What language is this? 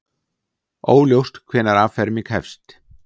Icelandic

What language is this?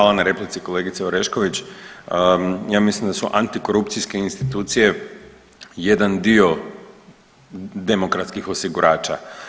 Croatian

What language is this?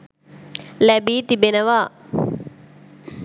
Sinhala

